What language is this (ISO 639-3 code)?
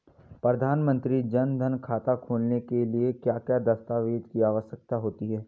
hin